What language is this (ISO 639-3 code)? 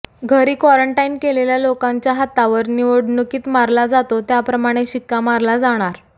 mar